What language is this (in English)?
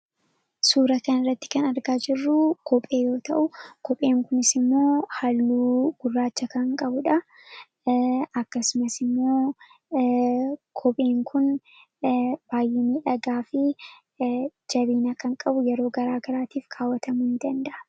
Oromo